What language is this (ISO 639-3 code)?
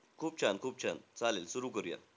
mar